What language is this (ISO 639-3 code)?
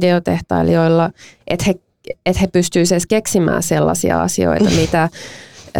fin